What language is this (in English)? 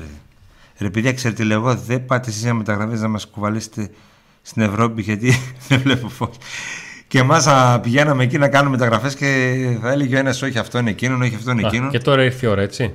Greek